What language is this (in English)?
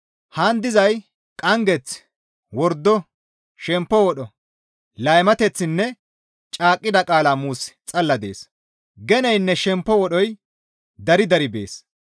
Gamo